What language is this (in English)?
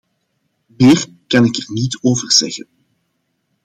Dutch